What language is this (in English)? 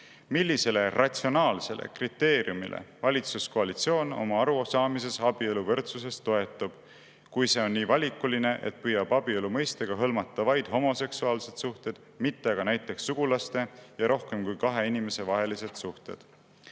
Estonian